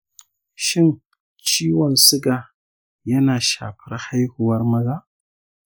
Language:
Hausa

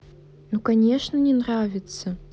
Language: Russian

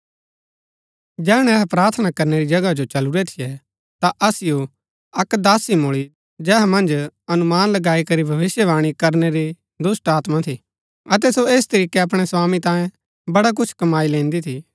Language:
Gaddi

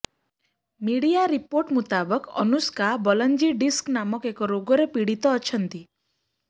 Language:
Odia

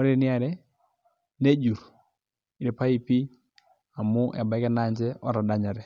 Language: Masai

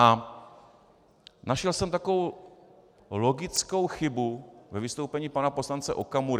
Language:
Czech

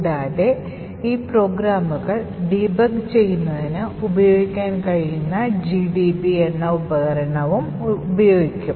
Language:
Malayalam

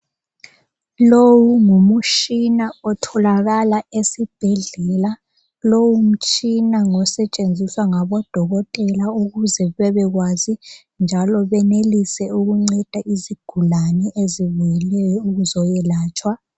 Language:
North Ndebele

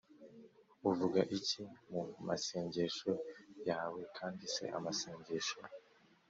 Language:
Kinyarwanda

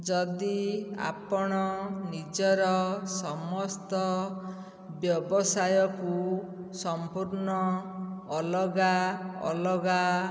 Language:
Odia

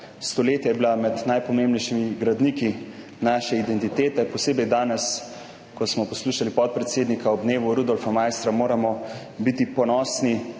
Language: Slovenian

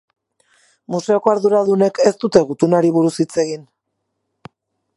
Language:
Basque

